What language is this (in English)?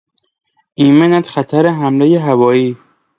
Persian